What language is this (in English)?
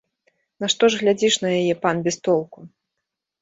Belarusian